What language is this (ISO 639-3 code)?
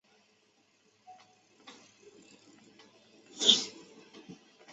zho